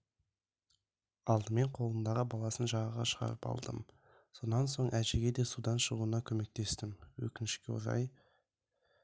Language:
Kazakh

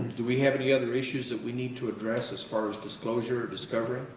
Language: English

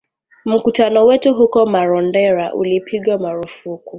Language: Swahili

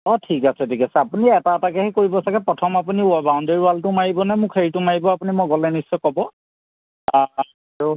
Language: Assamese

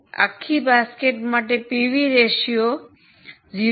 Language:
Gujarati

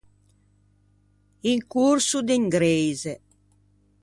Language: Ligurian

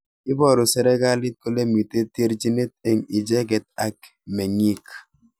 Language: Kalenjin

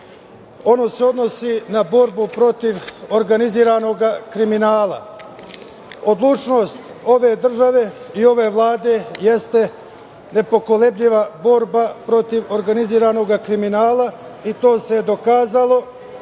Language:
Serbian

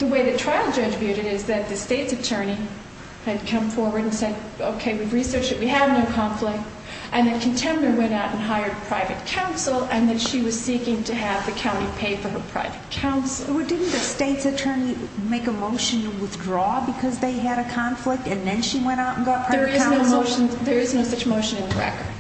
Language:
English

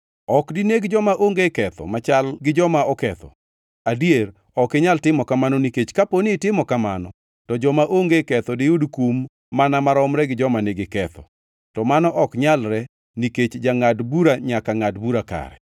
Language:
Luo (Kenya and Tanzania)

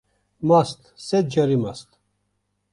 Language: Kurdish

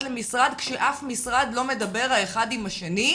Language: Hebrew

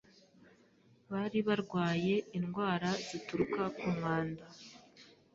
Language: Kinyarwanda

